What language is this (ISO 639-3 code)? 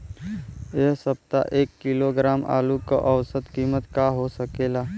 bho